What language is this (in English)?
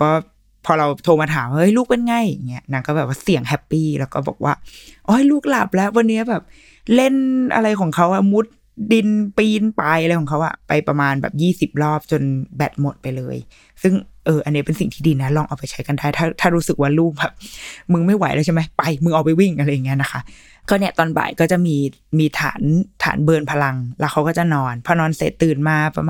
Thai